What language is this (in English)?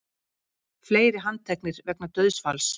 Icelandic